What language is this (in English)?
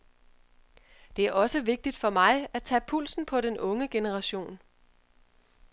Danish